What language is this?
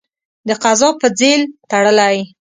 Pashto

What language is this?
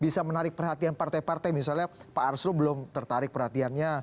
Indonesian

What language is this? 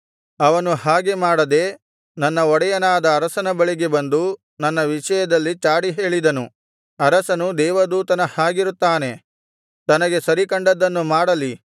Kannada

